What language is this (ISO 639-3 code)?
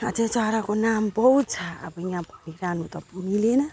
nep